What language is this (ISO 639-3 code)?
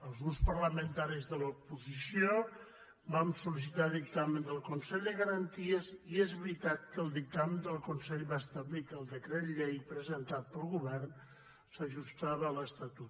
cat